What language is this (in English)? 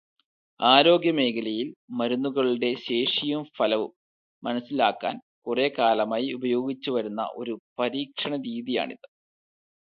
Malayalam